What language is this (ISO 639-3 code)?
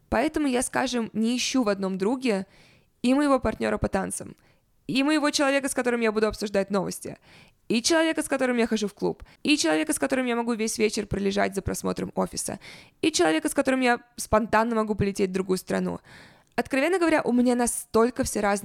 rus